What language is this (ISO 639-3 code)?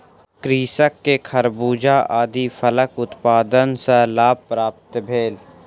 mai